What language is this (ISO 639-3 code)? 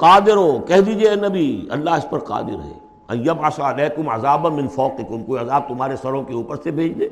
urd